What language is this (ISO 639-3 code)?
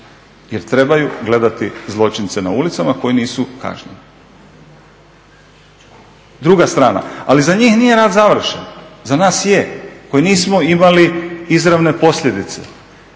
hrv